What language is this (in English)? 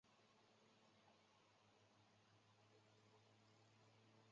Chinese